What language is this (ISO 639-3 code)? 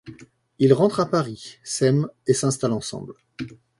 fra